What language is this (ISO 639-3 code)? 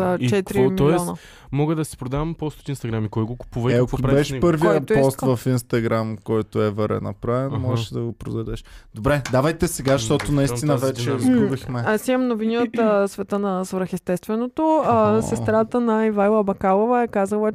bul